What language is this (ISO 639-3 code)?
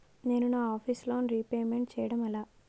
tel